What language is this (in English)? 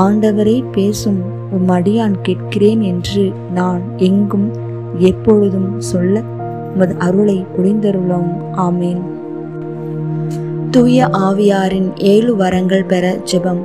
Tamil